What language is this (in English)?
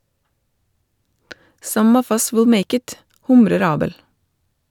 Norwegian